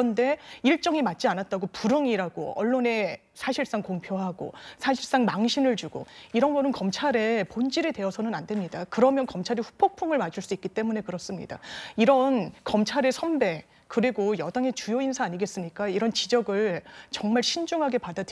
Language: Korean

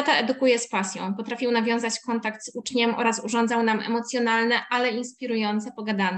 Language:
Polish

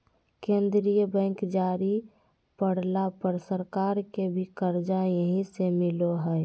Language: Magahi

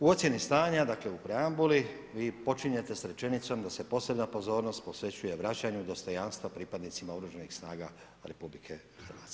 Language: Croatian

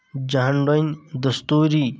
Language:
Kashmiri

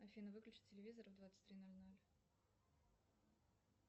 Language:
Russian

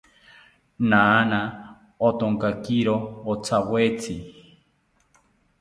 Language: South Ucayali Ashéninka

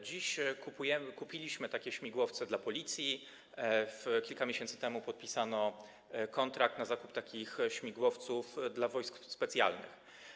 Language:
Polish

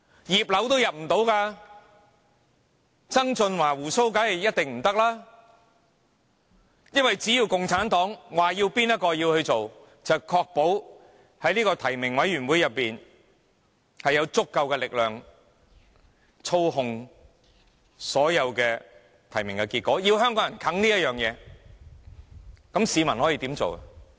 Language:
Cantonese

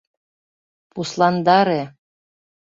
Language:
Mari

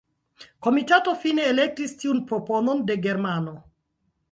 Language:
Esperanto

